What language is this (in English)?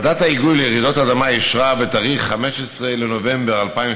Hebrew